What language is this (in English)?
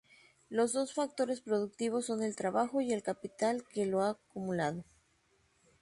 Spanish